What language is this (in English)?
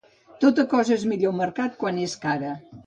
Catalan